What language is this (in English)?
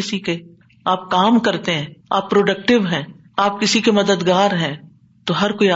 Urdu